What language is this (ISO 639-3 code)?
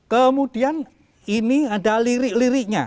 ind